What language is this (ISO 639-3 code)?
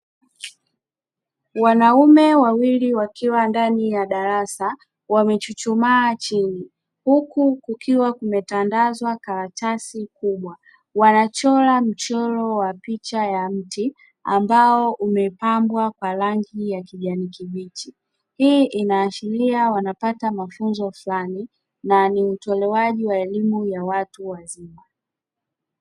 swa